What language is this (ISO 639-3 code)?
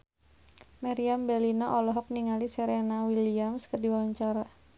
sun